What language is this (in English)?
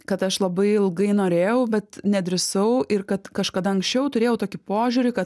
Lithuanian